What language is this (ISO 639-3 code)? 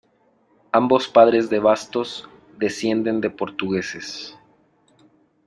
spa